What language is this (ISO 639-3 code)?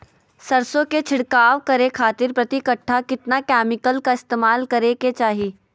mag